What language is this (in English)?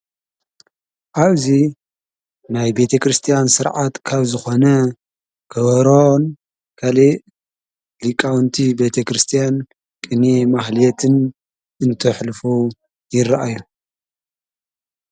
Tigrinya